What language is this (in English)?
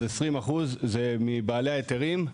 Hebrew